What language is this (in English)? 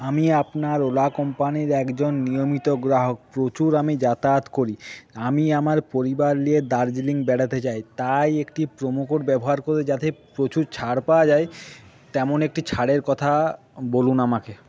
Bangla